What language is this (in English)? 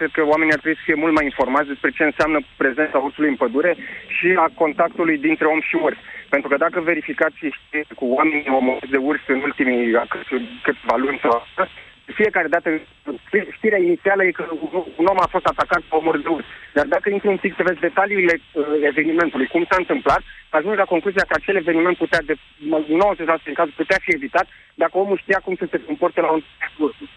Romanian